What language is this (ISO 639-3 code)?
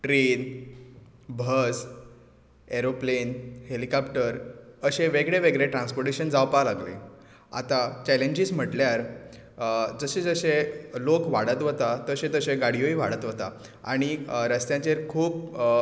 kok